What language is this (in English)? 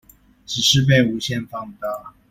Chinese